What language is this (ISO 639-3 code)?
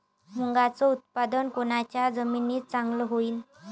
mar